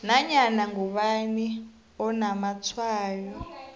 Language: South Ndebele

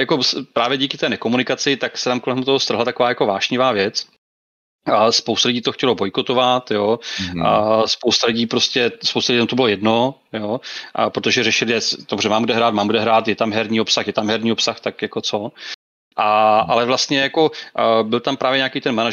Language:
Czech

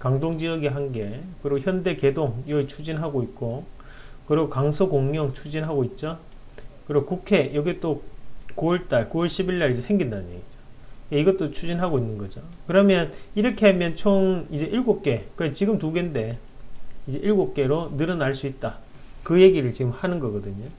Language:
Korean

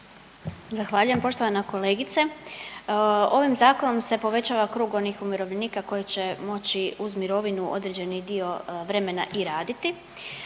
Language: Croatian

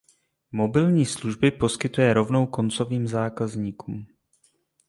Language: Czech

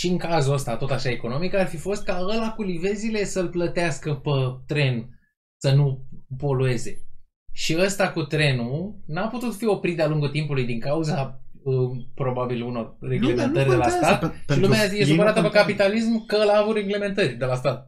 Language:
Romanian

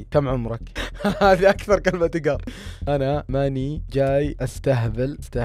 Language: Arabic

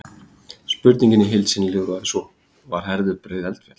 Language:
Icelandic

